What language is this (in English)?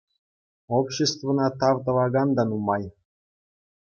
Chuvash